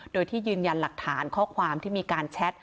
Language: Thai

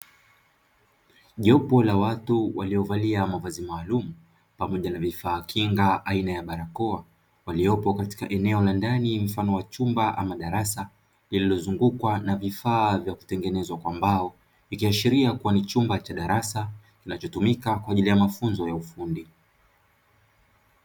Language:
Swahili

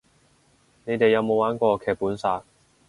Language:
Cantonese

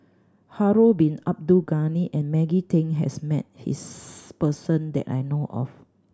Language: English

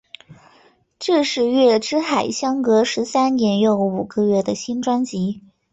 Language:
Chinese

